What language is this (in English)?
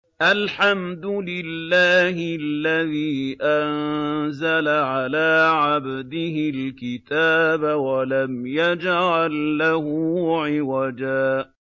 Arabic